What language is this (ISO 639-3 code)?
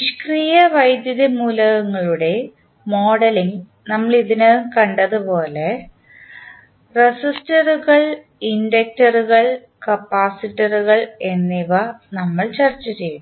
mal